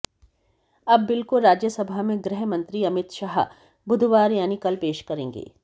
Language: Hindi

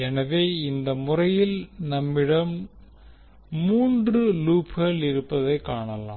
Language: Tamil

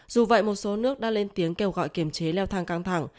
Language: Vietnamese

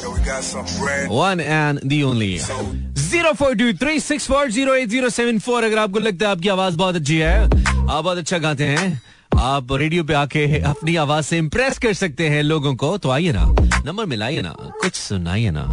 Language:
Hindi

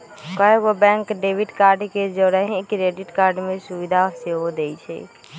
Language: Magahi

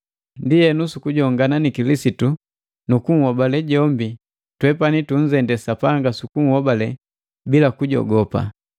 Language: Matengo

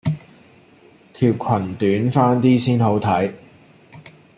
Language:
Cantonese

